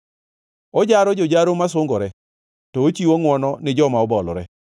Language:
Luo (Kenya and Tanzania)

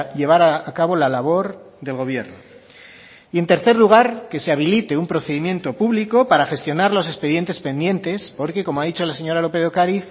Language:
Spanish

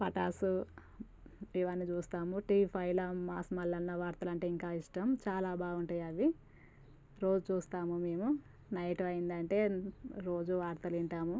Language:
Telugu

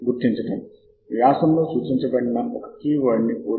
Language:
Telugu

